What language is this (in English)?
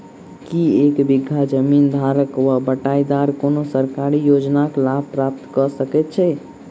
Maithili